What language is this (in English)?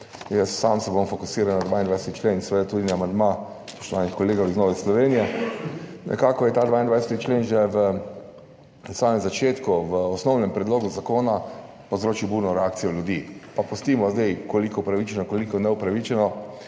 Slovenian